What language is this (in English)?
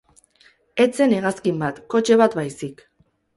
Basque